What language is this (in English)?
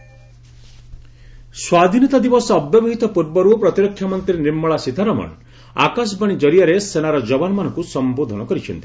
Odia